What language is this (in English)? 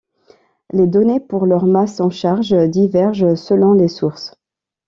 French